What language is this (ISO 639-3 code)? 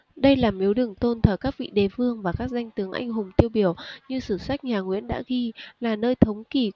vie